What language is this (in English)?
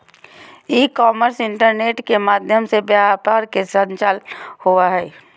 Magahi